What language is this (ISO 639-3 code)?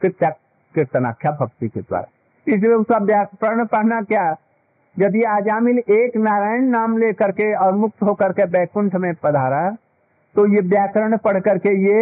hin